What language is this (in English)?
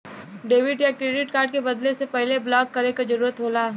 Bhojpuri